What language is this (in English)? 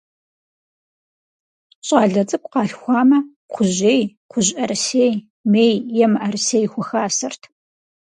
Kabardian